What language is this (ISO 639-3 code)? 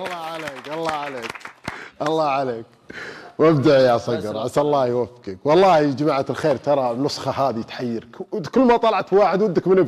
ara